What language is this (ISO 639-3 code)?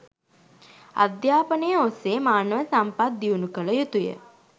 sin